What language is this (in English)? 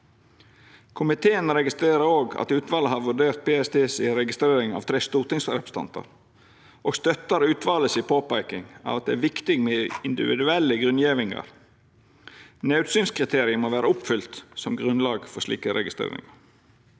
Norwegian